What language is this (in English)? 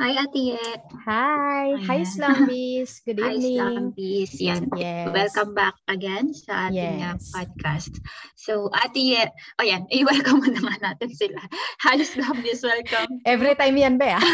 Filipino